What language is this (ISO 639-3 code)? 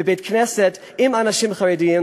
heb